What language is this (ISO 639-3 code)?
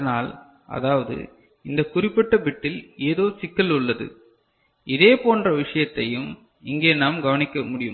tam